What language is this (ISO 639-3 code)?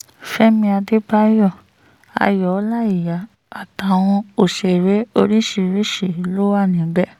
yor